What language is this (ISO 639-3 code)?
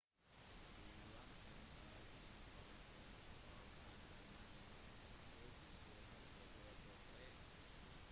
nob